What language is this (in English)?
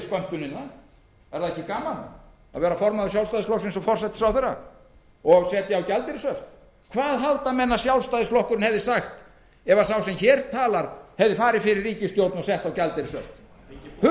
Icelandic